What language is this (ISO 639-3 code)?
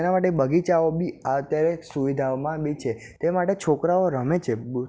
guj